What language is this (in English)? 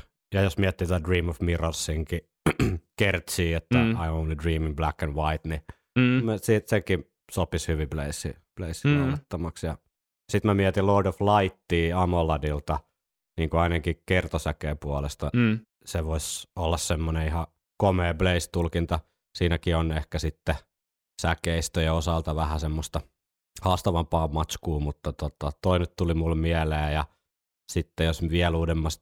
Finnish